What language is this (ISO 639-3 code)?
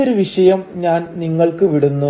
mal